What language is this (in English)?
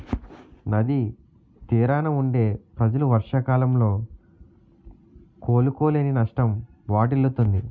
Telugu